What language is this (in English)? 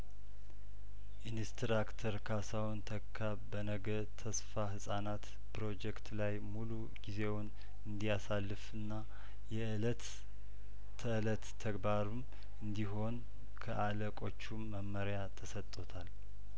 Amharic